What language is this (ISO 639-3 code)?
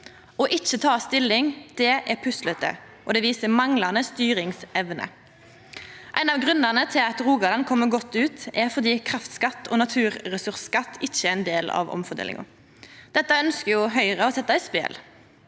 nor